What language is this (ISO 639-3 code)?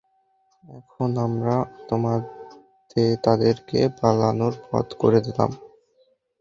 ben